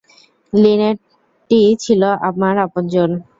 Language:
Bangla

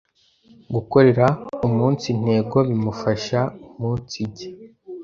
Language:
Kinyarwanda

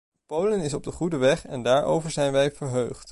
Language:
Dutch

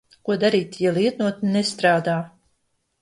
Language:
Latvian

